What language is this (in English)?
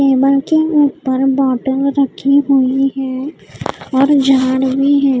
Hindi